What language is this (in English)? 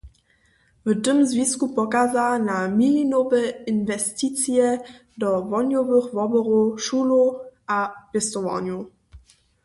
Upper Sorbian